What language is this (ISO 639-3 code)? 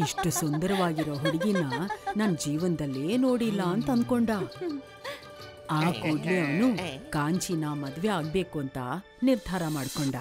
kan